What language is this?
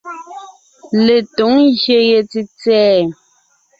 Ngiemboon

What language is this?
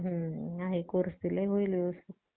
Marathi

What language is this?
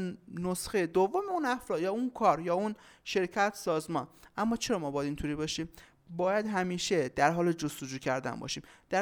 Persian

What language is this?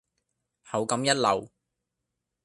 Cantonese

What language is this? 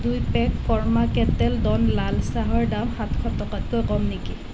Assamese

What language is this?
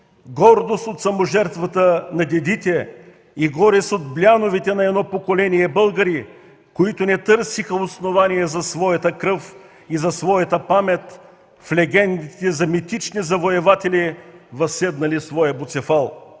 Bulgarian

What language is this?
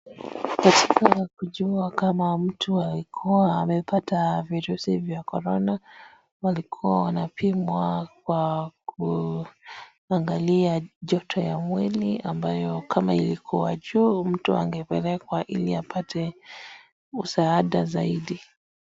Swahili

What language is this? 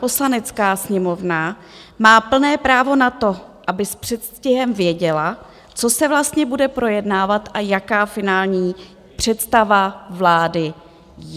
Czech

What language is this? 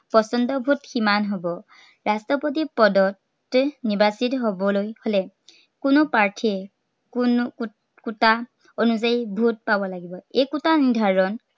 Assamese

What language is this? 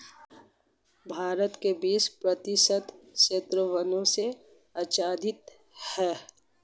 Hindi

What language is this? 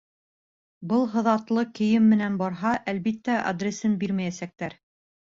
Bashkir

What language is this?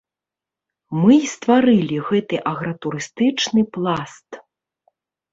Belarusian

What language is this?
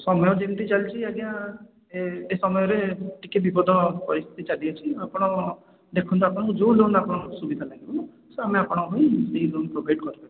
Odia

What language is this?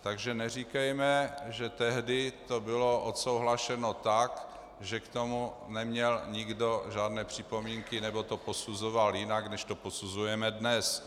Czech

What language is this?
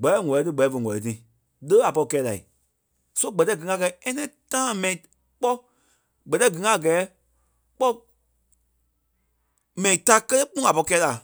Kpelle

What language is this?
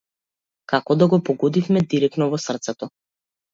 Macedonian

